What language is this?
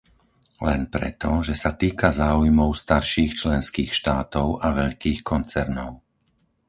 Slovak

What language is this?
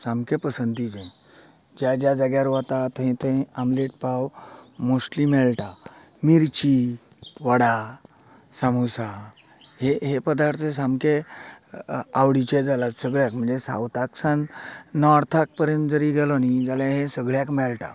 Konkani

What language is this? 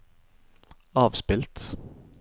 Norwegian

